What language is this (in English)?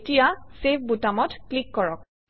Assamese